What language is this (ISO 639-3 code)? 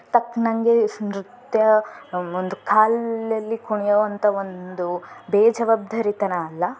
kan